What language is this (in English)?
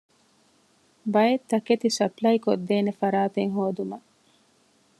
Divehi